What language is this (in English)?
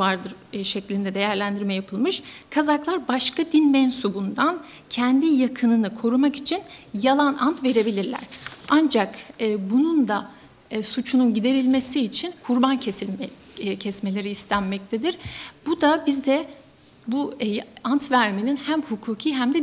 Turkish